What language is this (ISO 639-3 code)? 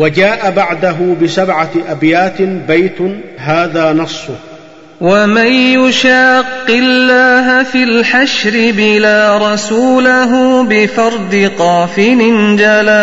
ara